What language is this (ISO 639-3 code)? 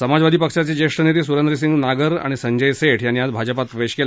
mar